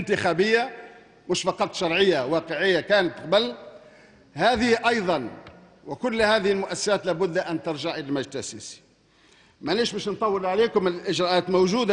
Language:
Arabic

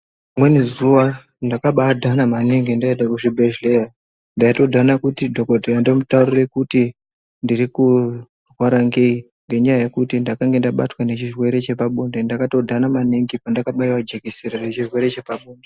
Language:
Ndau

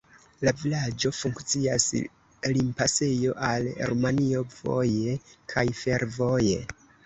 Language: Esperanto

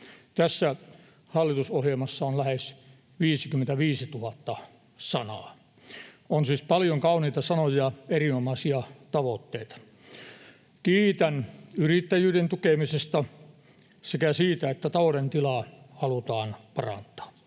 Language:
Finnish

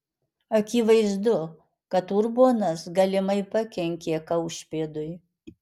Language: Lithuanian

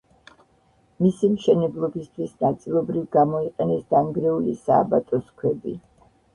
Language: Georgian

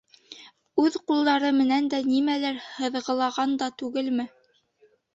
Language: Bashkir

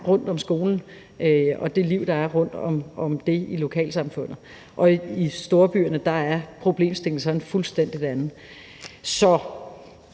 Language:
Danish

